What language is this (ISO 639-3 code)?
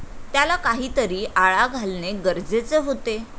mar